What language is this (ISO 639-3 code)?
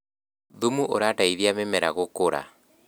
kik